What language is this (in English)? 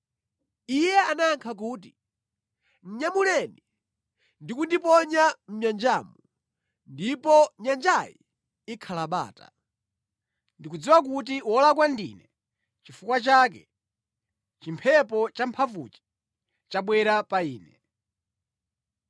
Nyanja